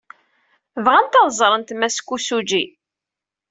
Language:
Kabyle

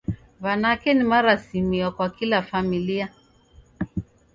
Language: Taita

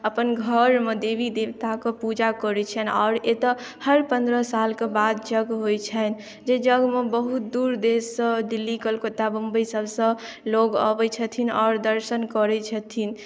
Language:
Maithili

